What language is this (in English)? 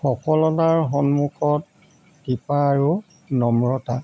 Assamese